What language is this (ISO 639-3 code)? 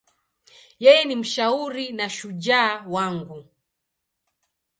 swa